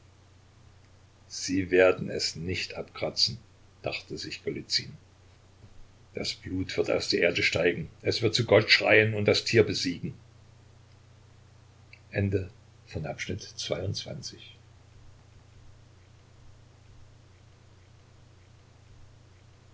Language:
German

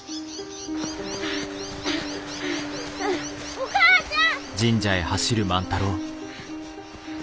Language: Japanese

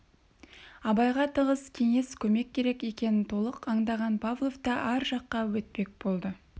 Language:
Kazakh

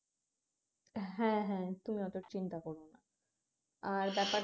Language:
Bangla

